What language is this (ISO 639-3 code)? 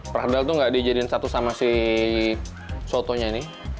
ind